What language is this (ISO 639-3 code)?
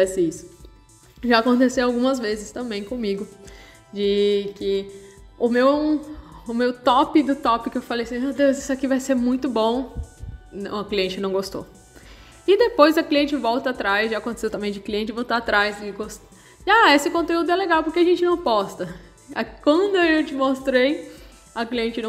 por